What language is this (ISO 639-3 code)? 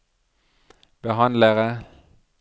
nor